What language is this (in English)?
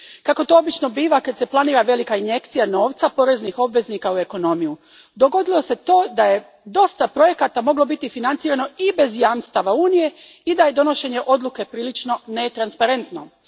Croatian